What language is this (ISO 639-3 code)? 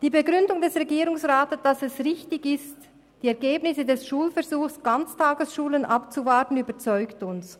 gsw